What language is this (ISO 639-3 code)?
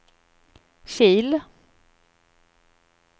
swe